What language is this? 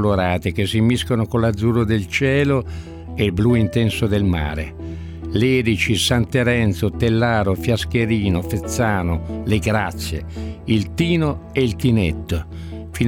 Italian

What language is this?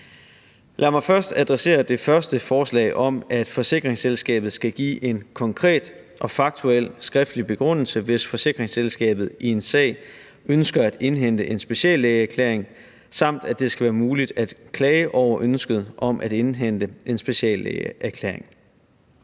Danish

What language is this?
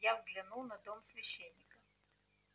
Russian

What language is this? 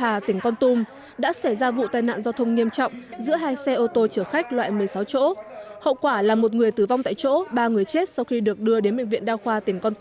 Vietnamese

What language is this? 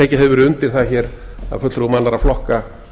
Icelandic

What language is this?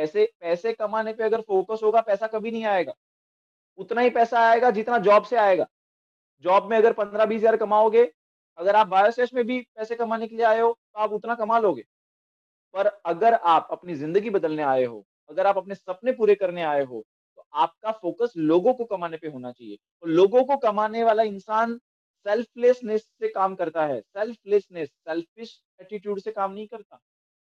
Hindi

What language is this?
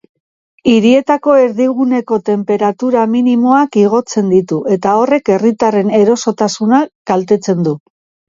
Basque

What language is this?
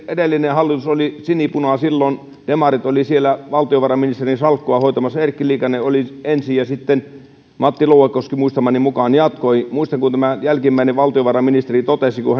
Finnish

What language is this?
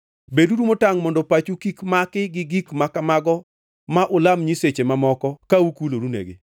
Luo (Kenya and Tanzania)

